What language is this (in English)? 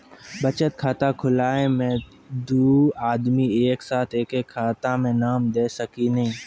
Maithili